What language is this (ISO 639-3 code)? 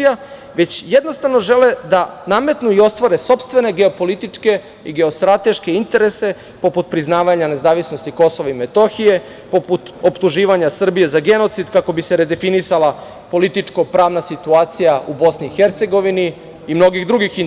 srp